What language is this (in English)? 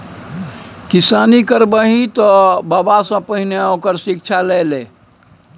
Maithili